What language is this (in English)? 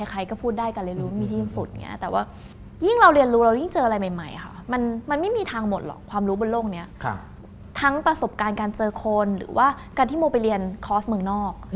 Thai